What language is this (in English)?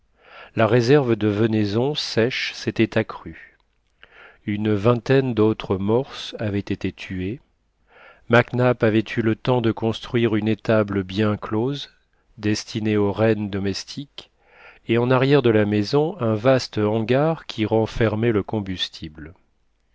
French